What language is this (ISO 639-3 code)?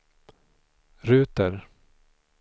swe